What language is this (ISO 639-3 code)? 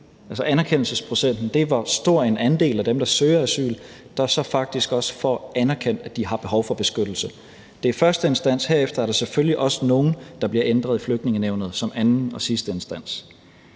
dan